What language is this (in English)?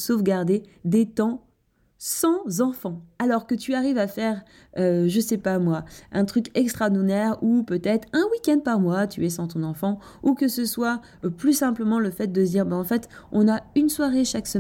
French